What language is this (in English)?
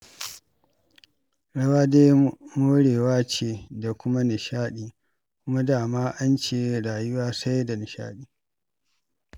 Hausa